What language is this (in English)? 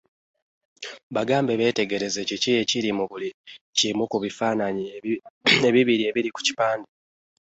Ganda